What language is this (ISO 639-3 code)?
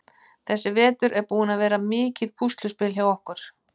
isl